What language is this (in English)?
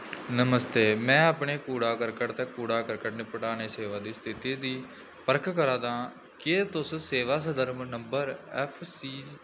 Dogri